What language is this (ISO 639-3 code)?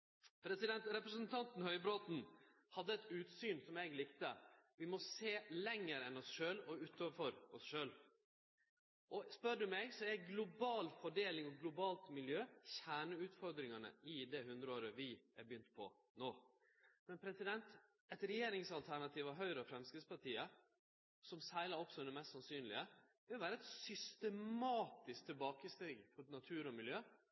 nno